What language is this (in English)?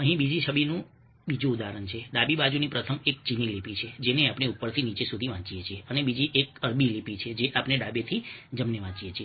Gujarati